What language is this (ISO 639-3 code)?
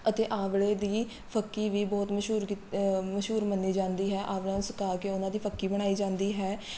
pan